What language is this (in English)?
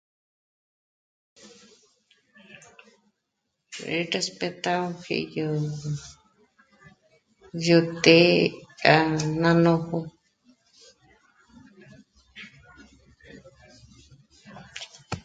Michoacán Mazahua